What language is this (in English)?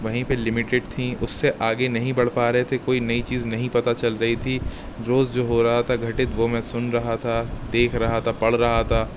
Urdu